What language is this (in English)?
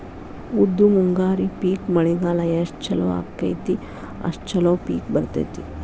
Kannada